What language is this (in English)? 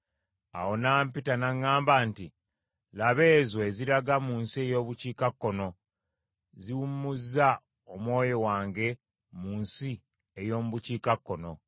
Ganda